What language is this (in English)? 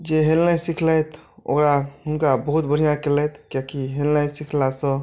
Maithili